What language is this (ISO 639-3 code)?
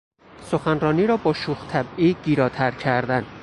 fas